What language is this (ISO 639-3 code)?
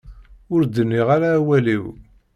kab